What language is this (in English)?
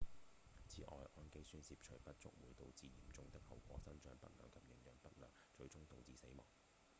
Cantonese